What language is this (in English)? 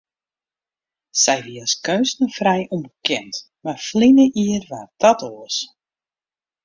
Western Frisian